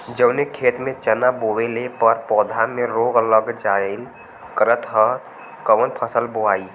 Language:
Bhojpuri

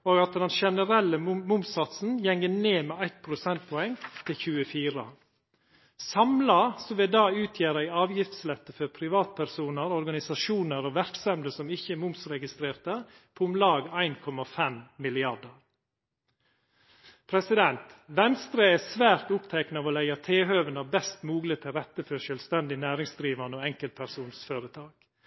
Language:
Norwegian Nynorsk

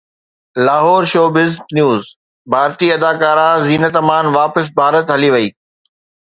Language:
Sindhi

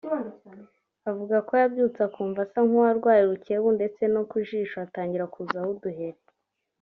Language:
Kinyarwanda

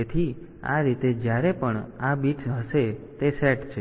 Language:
Gujarati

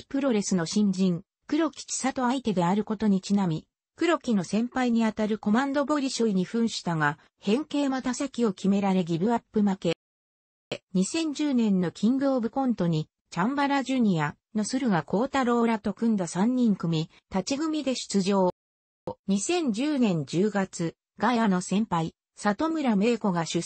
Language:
Japanese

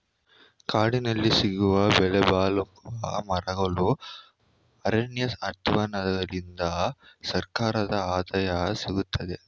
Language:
Kannada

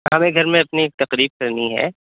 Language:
Urdu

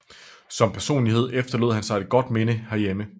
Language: Danish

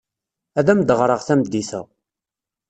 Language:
Kabyle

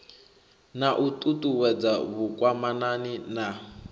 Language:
Venda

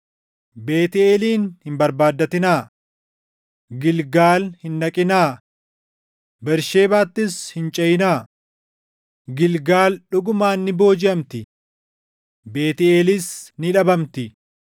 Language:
Oromo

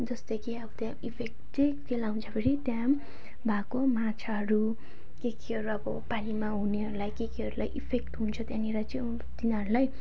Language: Nepali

